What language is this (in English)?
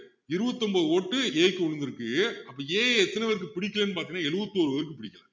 Tamil